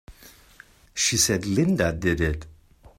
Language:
English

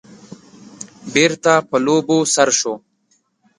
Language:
Pashto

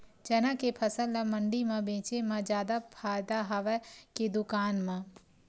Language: Chhattisgarhi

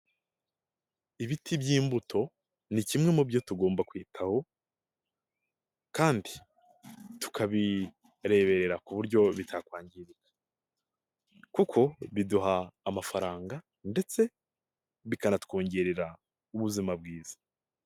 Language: Kinyarwanda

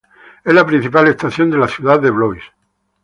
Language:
Spanish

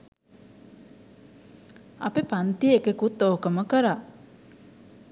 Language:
Sinhala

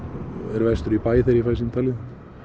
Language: Icelandic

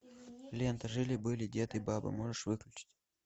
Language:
Russian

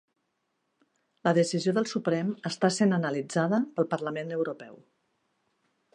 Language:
Catalan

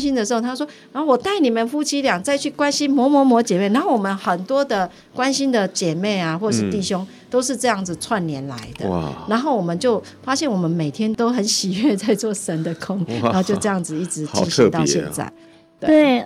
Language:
Chinese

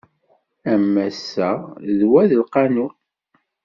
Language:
Kabyle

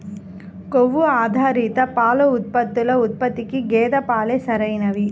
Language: Telugu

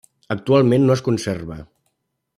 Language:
Catalan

